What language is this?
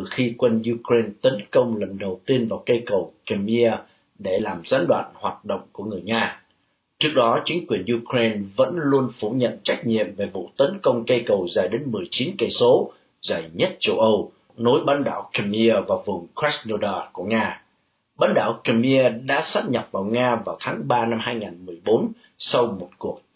Vietnamese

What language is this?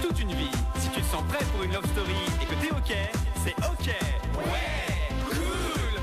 French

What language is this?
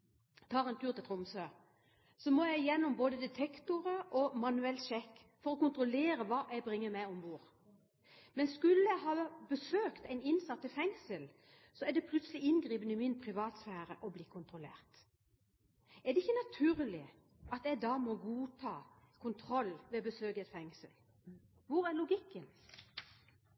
Norwegian Bokmål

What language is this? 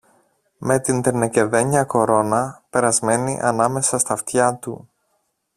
Greek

